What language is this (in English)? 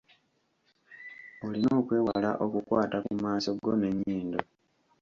Ganda